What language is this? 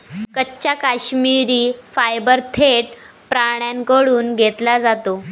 Marathi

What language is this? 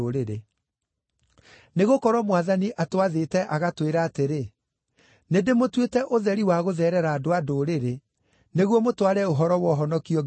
Kikuyu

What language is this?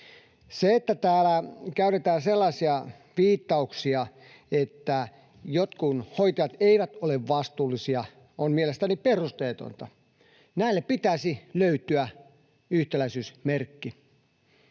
Finnish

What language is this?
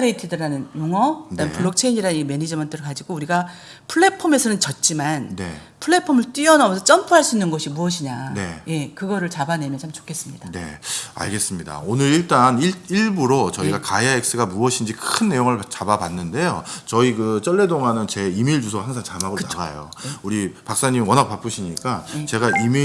Korean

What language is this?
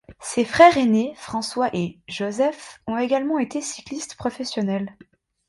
French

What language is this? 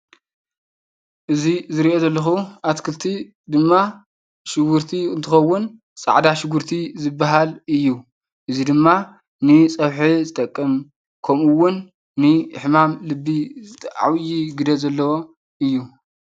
Tigrinya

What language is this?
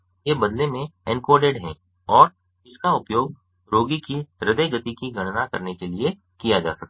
Hindi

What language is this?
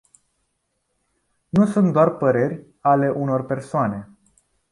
Romanian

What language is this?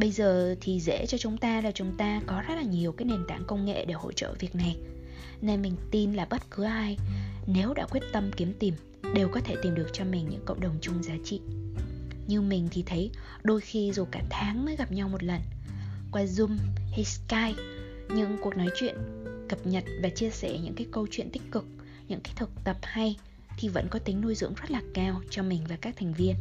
Vietnamese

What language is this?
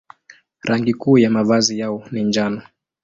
Swahili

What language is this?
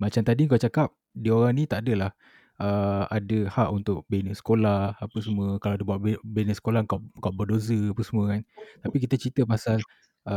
Malay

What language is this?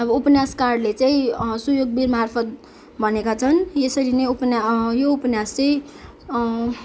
Nepali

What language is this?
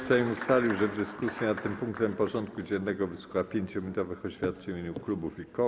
Polish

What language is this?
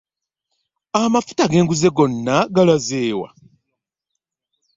Ganda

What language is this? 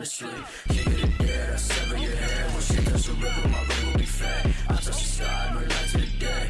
English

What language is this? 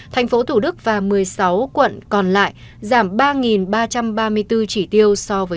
Vietnamese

